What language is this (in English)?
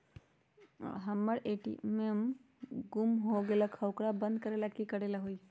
Magahi